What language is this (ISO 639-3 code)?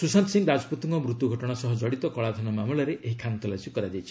ori